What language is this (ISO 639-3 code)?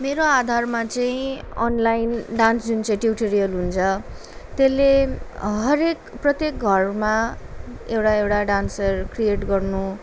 nep